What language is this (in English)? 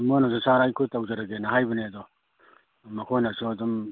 Manipuri